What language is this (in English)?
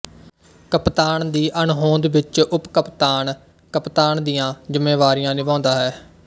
Punjabi